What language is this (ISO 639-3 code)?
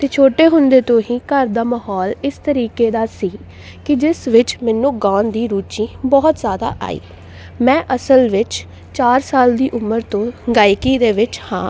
pan